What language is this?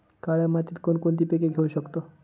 Marathi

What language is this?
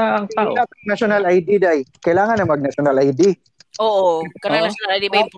Filipino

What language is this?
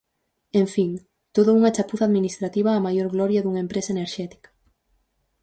Galician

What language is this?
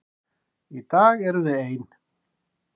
Icelandic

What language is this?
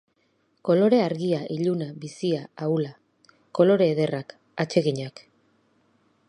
Basque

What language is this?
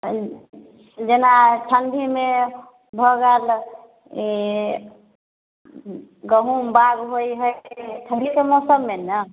Maithili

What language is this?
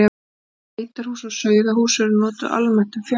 Icelandic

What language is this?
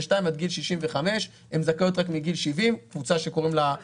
Hebrew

